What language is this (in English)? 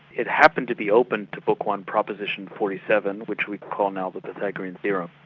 English